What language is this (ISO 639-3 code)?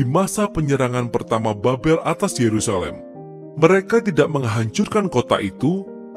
ind